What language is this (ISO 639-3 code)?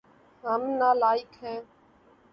urd